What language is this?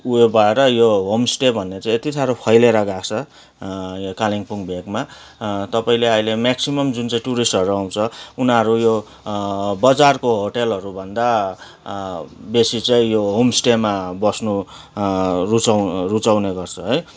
Nepali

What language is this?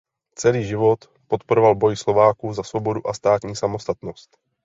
Czech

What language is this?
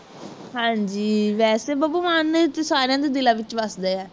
Punjabi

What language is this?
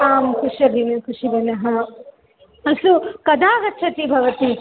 Sanskrit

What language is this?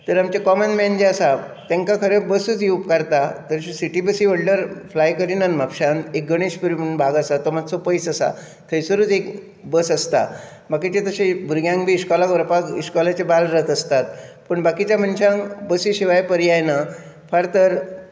Konkani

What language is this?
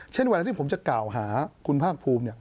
Thai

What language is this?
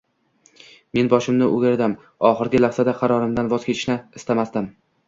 Uzbek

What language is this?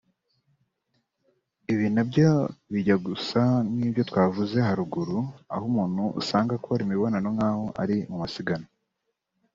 Kinyarwanda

